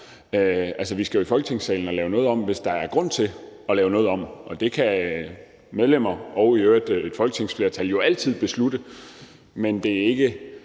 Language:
Danish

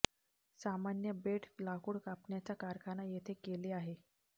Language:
Marathi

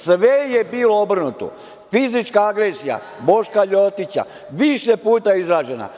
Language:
Serbian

